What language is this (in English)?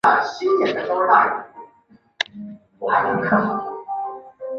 Chinese